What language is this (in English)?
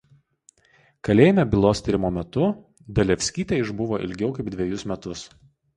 Lithuanian